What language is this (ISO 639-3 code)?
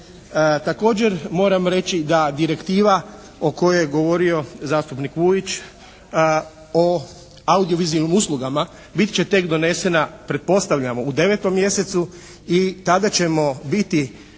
hrv